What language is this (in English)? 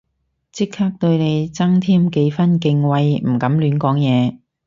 Cantonese